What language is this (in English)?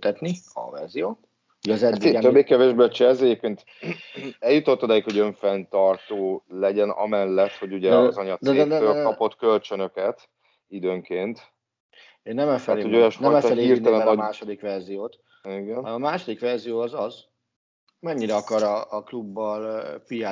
Hungarian